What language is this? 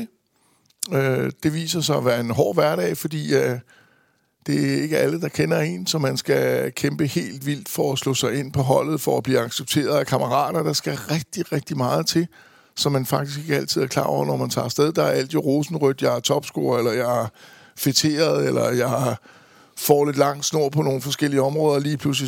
Danish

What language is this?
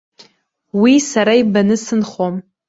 Abkhazian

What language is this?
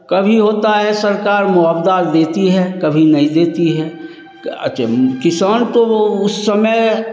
Hindi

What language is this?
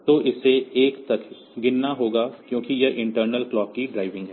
Hindi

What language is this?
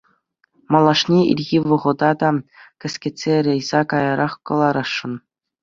Chuvash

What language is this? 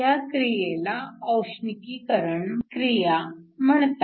Marathi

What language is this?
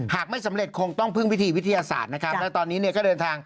Thai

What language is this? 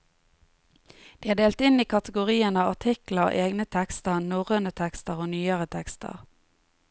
Norwegian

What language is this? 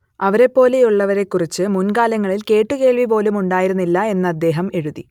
Malayalam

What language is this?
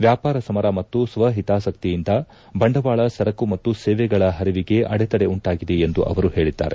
Kannada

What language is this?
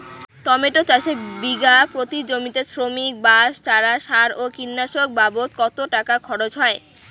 Bangla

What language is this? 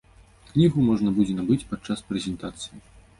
Belarusian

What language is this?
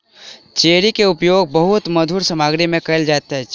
Maithili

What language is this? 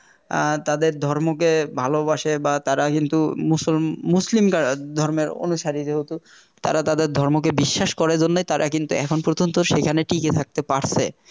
Bangla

